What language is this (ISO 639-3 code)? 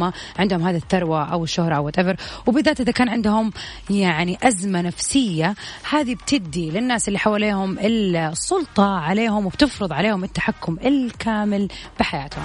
ara